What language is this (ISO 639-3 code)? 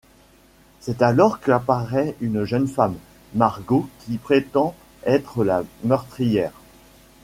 fra